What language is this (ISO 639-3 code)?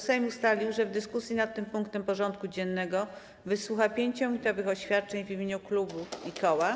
pol